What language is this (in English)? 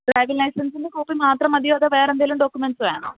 Malayalam